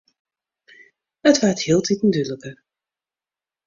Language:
Western Frisian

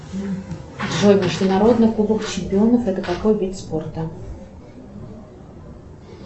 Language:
Russian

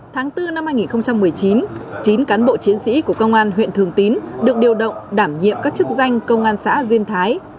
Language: Vietnamese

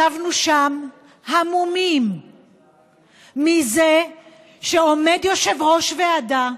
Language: Hebrew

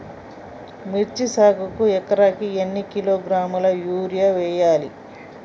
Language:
Telugu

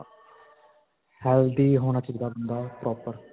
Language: Punjabi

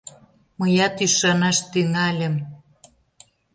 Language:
Mari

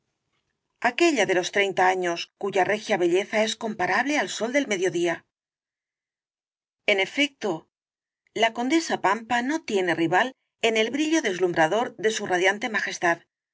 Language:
Spanish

